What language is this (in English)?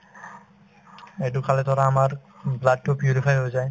Assamese